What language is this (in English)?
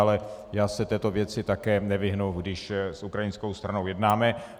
Czech